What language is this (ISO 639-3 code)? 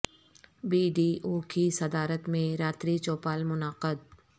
urd